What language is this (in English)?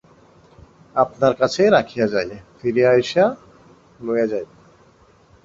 Bangla